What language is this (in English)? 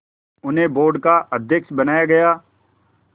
Hindi